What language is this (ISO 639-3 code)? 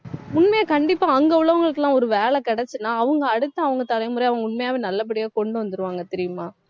tam